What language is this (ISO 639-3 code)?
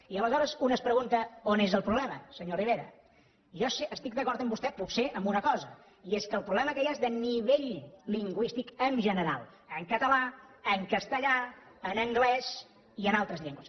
cat